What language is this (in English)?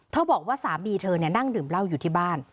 Thai